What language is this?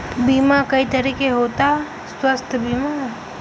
Bhojpuri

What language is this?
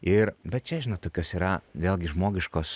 Lithuanian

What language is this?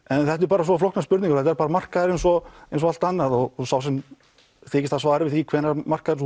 Icelandic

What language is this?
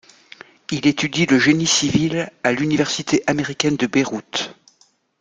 French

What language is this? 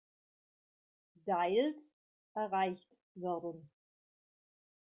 German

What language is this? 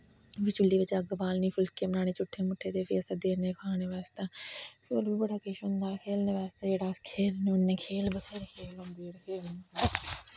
Dogri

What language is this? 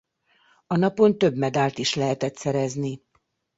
Hungarian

